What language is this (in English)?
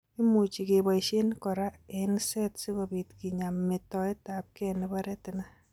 Kalenjin